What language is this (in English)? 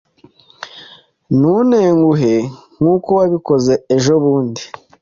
Kinyarwanda